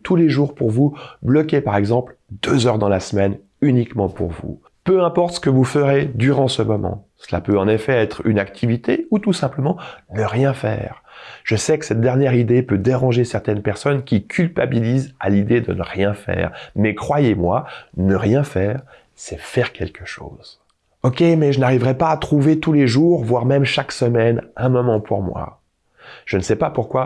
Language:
French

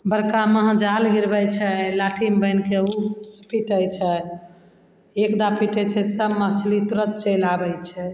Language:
Maithili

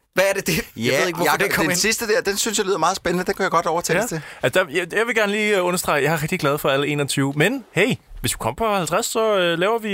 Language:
Danish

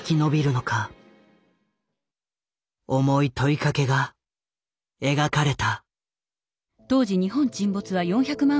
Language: Japanese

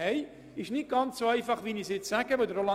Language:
Swiss German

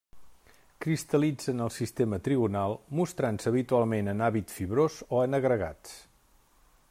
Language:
Catalan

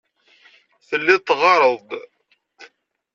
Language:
Kabyle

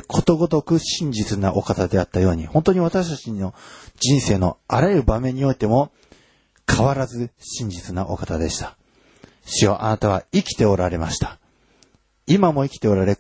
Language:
Japanese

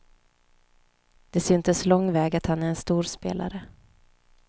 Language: Swedish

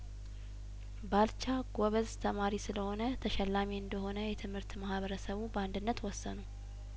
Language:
Amharic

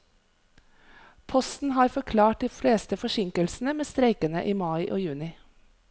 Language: Norwegian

